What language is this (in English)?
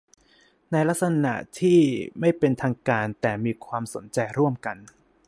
Thai